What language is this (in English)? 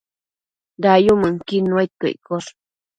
Matsés